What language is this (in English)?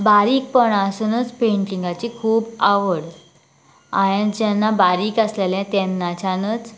Konkani